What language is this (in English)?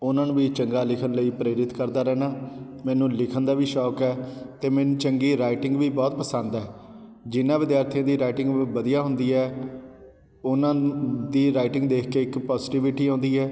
Punjabi